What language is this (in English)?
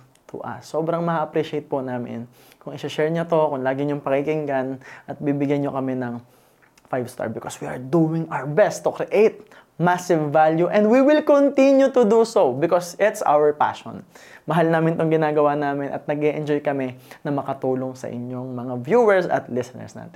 Filipino